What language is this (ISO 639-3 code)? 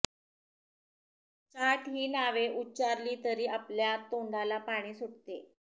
mar